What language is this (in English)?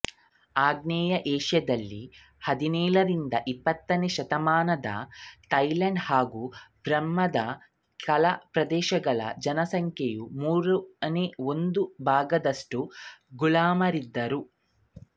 Kannada